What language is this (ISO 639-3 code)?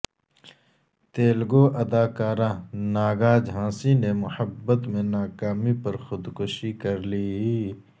urd